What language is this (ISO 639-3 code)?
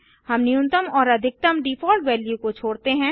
hin